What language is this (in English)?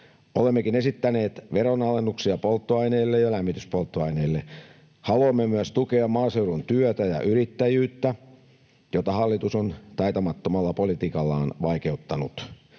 Finnish